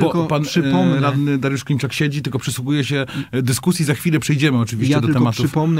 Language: Polish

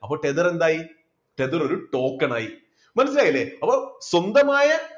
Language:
Malayalam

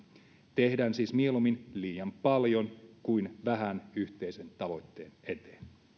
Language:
Finnish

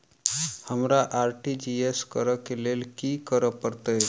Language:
Maithili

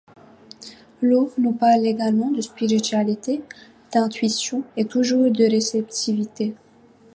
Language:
French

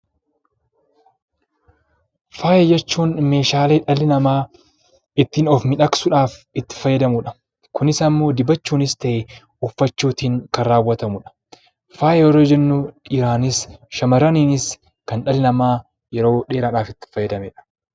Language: Oromo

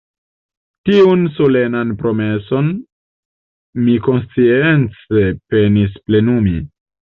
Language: Esperanto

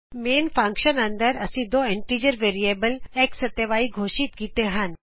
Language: Punjabi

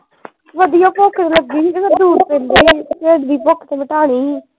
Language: Punjabi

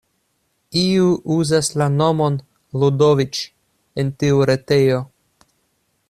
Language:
Esperanto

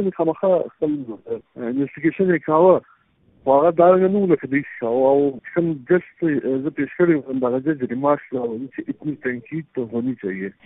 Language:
Urdu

